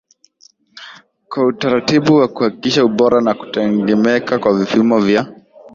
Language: Swahili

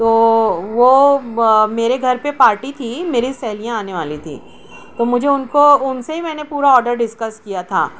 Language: Urdu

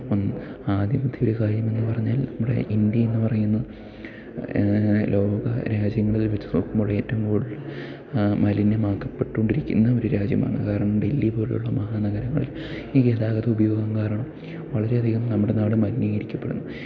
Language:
Malayalam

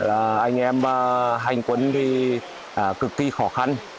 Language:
Vietnamese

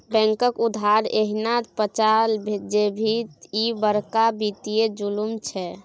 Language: Maithili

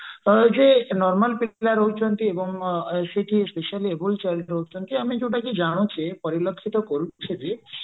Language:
Odia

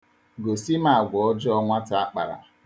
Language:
Igbo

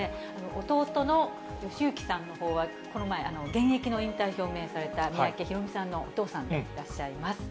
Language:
Japanese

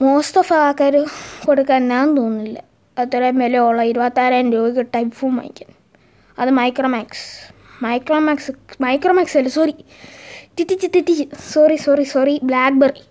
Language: Malayalam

